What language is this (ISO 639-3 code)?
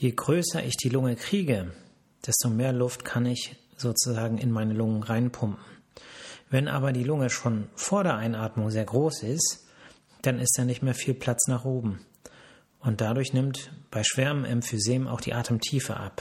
deu